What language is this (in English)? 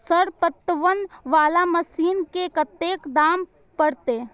Maithili